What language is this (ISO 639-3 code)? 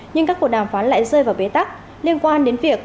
vie